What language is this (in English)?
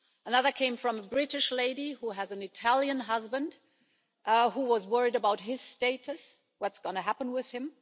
English